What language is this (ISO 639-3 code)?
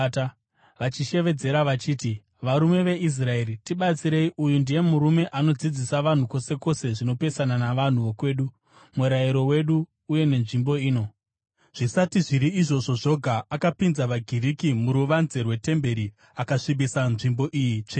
sna